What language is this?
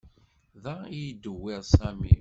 Kabyle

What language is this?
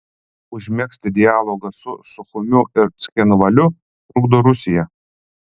Lithuanian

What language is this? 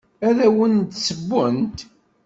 Kabyle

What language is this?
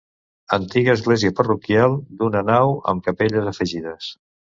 Catalan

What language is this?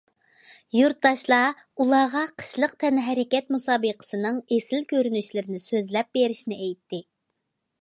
Uyghur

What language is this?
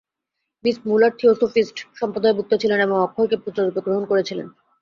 Bangla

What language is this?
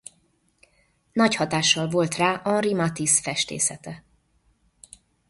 Hungarian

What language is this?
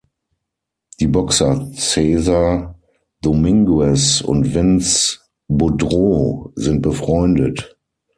German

